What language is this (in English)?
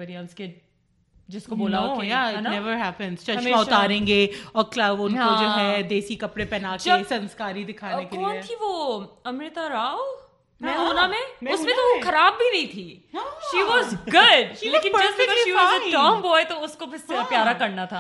Urdu